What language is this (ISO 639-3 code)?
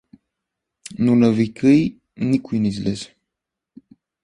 bul